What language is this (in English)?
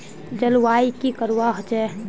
Magahi